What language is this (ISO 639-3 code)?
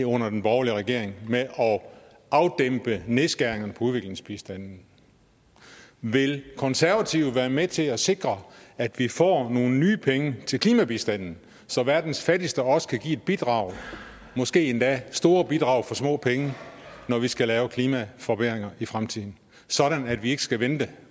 dan